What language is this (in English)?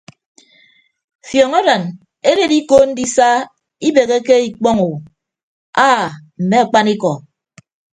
Ibibio